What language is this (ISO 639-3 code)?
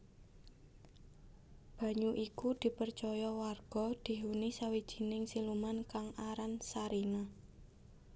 jav